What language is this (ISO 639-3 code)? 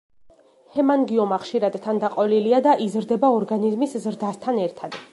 kat